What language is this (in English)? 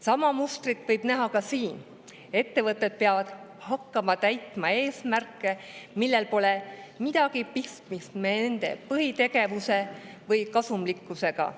Estonian